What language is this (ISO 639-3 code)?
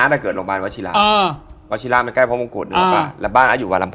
tha